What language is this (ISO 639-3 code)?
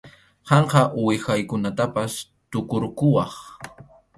qxu